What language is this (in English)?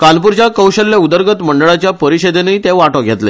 Konkani